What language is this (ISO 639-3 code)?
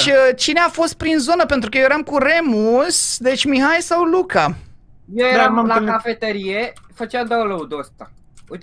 ron